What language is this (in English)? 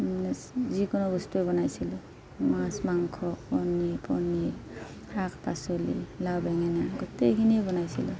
Assamese